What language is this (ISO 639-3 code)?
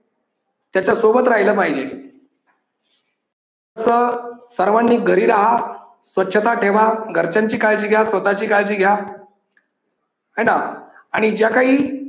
mar